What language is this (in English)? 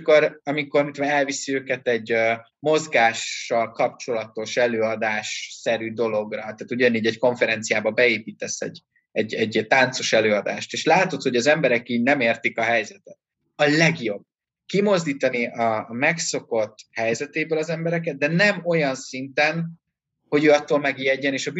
Hungarian